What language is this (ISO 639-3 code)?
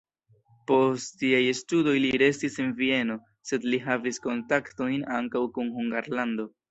epo